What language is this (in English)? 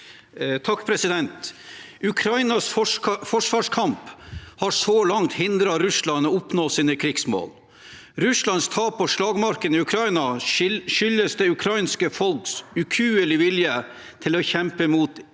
Norwegian